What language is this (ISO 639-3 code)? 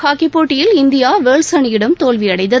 tam